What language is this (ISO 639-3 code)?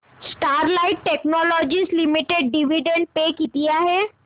mar